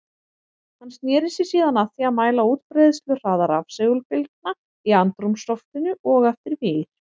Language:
Icelandic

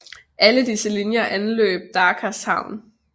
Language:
Danish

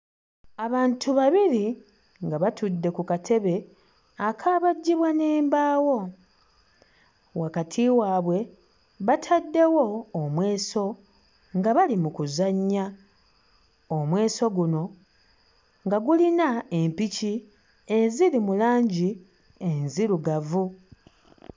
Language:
Ganda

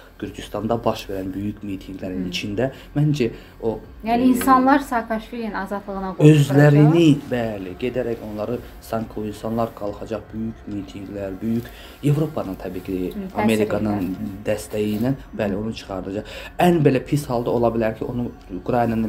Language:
Turkish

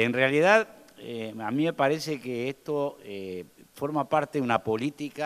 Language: Spanish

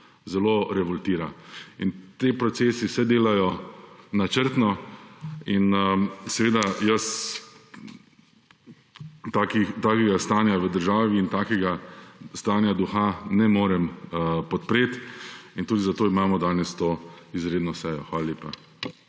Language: Slovenian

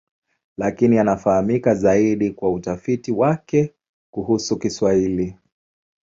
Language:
Swahili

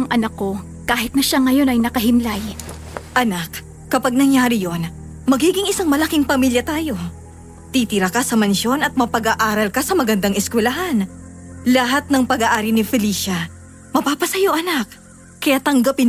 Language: Filipino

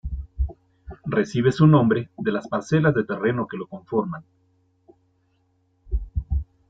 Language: Spanish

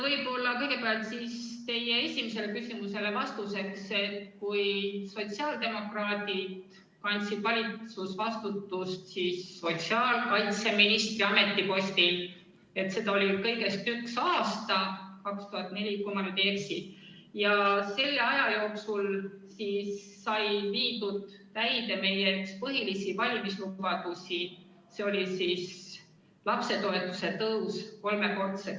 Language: Estonian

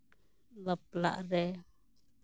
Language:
Santali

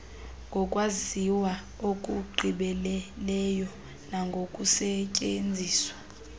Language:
Xhosa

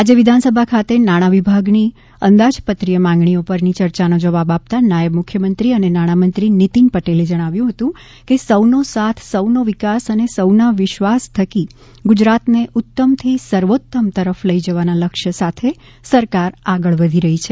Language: Gujarati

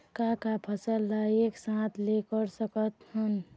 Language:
Chhattisgarhi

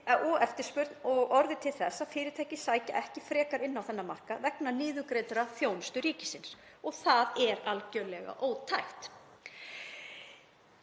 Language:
Icelandic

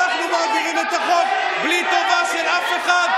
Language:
Hebrew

